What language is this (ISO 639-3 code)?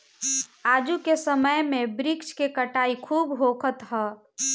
bho